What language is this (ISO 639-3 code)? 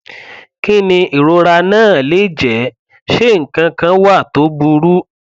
yor